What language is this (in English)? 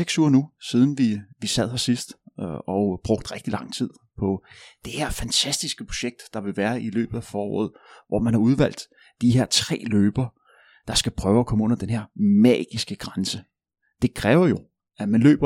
Danish